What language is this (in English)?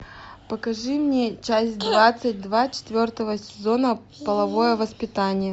Russian